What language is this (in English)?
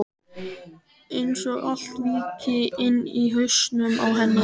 Icelandic